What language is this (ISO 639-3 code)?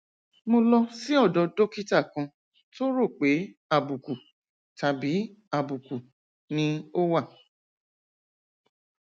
yor